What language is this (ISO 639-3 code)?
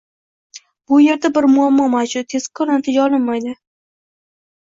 uzb